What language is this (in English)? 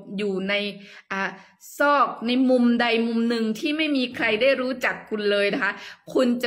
Thai